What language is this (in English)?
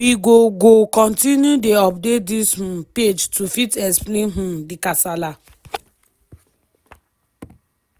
Nigerian Pidgin